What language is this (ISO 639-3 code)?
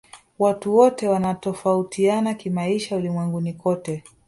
swa